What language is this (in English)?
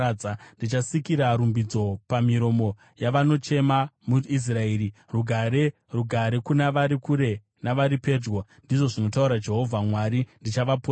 Shona